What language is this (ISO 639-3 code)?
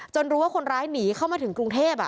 tha